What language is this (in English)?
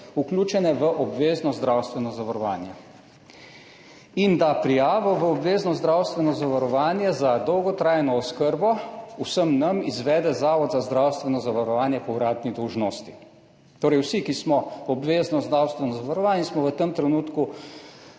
Slovenian